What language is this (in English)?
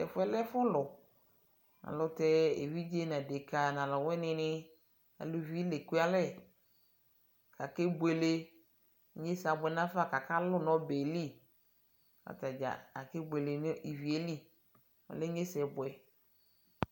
Ikposo